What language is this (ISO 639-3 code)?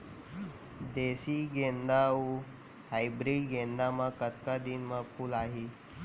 hne